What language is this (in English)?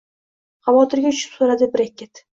Uzbek